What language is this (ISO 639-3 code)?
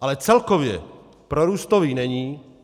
ces